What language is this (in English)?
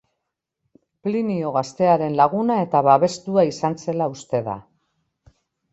Basque